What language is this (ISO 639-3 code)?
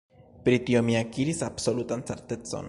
epo